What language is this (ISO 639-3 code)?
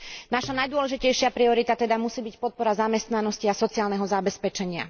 slk